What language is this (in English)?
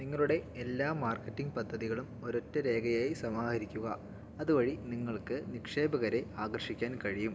Malayalam